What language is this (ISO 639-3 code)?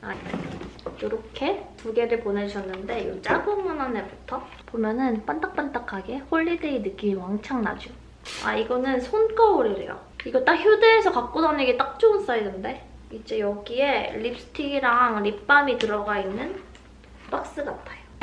kor